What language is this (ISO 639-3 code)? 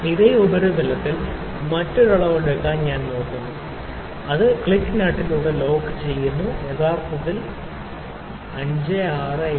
mal